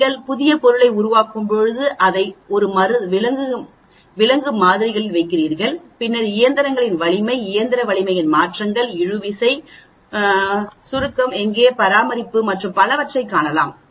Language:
Tamil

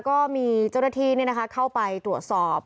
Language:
Thai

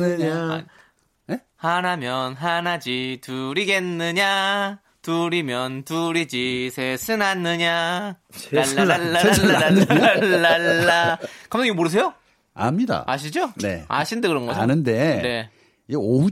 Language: Korean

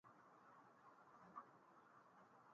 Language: Musey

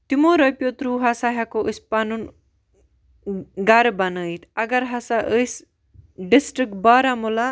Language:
Kashmiri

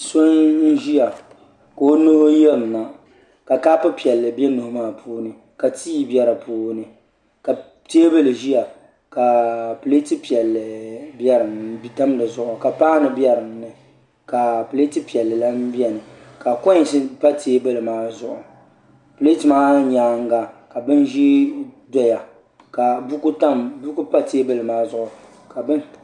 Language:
Dagbani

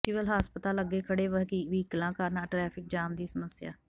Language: Punjabi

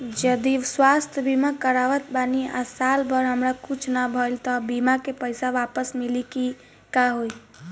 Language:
Bhojpuri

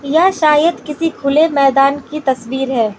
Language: Hindi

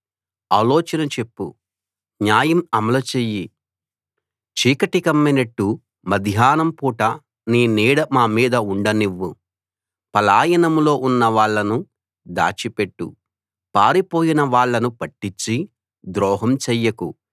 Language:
Telugu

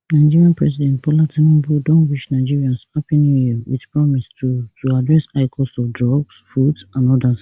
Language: Nigerian Pidgin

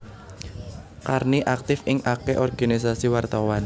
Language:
Javanese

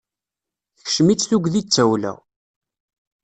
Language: Kabyle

